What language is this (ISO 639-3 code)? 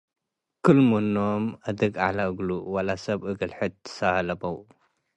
tig